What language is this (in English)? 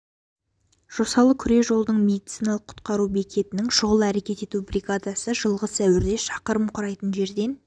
Kazakh